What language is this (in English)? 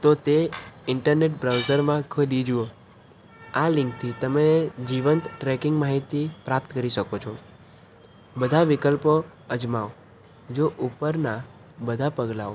Gujarati